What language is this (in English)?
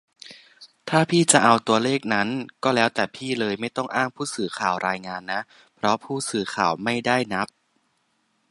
Thai